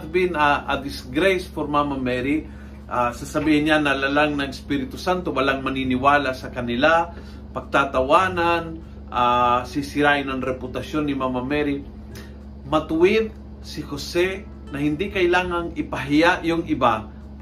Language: Filipino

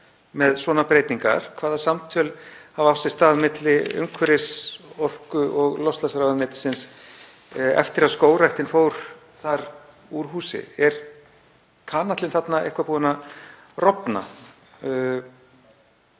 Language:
Icelandic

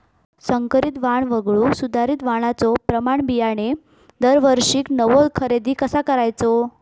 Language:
Marathi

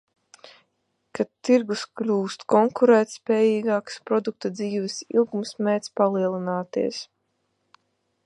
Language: Latvian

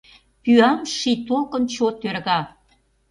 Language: Mari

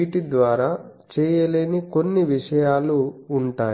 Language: Telugu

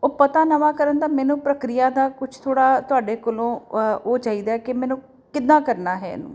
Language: Punjabi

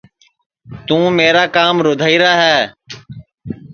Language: Sansi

